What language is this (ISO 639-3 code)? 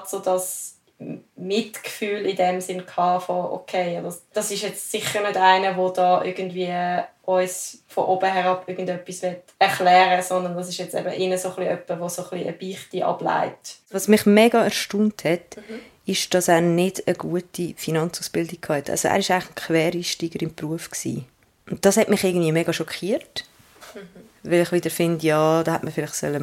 deu